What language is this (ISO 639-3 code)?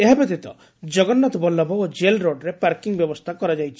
ori